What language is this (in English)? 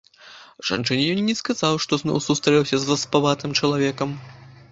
Belarusian